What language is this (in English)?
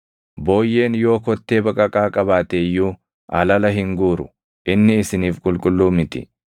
Oromo